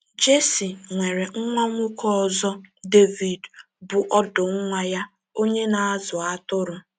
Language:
Igbo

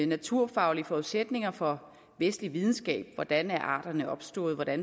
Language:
Danish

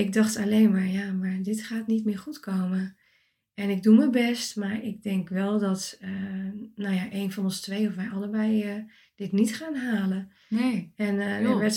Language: Dutch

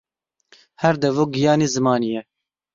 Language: Kurdish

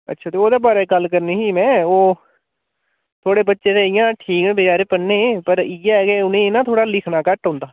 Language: Dogri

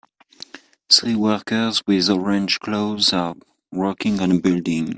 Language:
English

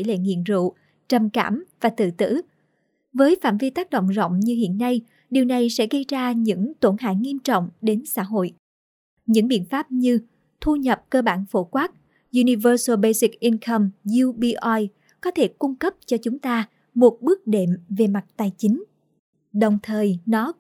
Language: Vietnamese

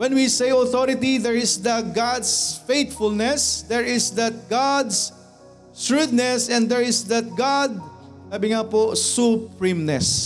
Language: Filipino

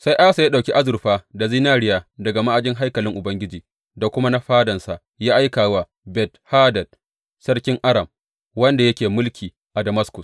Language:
Hausa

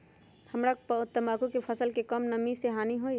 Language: Magahi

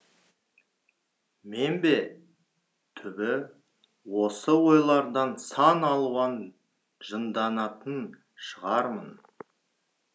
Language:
Kazakh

